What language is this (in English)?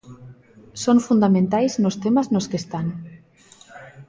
Galician